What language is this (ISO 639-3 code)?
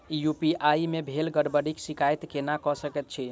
mai